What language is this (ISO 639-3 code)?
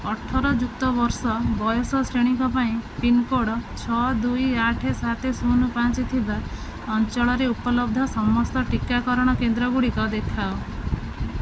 ori